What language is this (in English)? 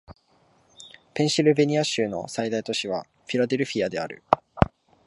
Japanese